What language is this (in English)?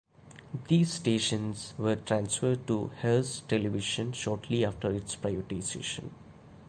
English